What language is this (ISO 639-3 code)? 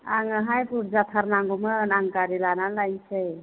brx